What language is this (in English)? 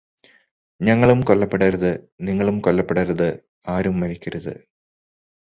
Malayalam